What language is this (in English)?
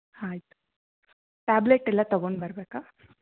Kannada